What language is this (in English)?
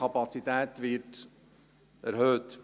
Swiss German